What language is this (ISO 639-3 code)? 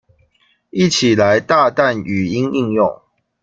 zho